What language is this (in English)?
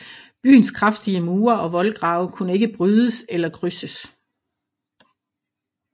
Danish